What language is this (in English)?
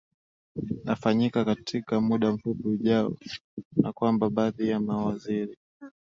Swahili